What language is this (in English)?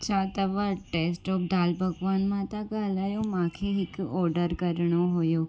Sindhi